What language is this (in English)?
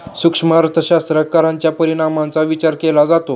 Marathi